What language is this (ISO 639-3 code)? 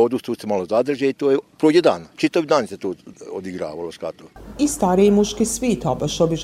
hrv